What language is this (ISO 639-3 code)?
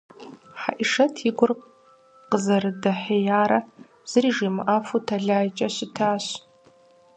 kbd